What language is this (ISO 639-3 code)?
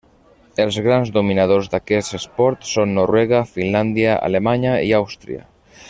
cat